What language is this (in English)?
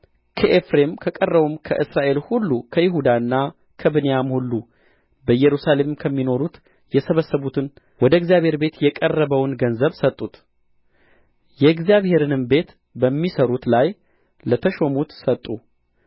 Amharic